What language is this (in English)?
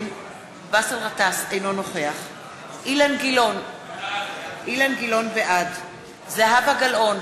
Hebrew